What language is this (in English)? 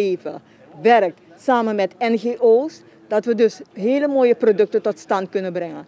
Dutch